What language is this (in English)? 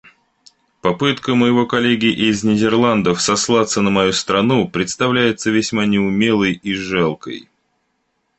Russian